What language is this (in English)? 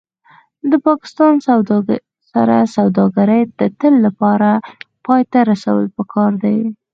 Pashto